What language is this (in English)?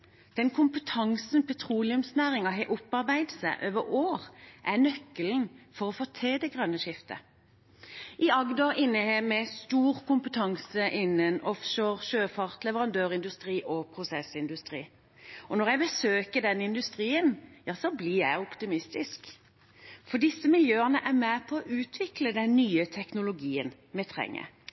Norwegian Bokmål